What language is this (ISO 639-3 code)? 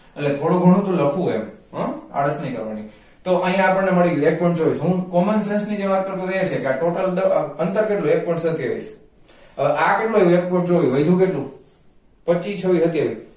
guj